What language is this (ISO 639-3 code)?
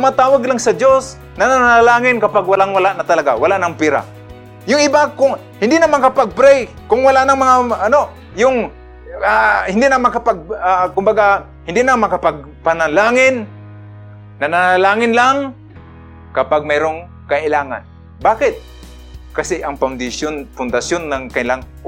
fil